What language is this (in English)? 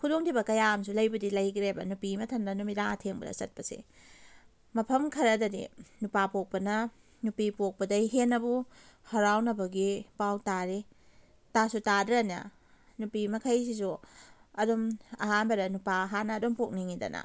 Manipuri